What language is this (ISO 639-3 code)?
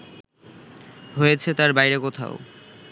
ben